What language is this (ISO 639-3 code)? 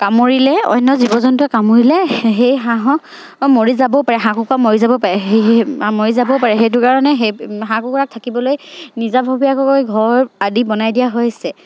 asm